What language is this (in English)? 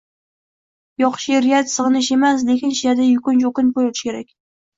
Uzbek